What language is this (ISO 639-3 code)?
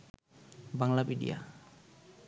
ben